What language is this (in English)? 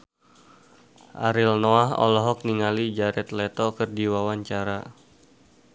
Sundanese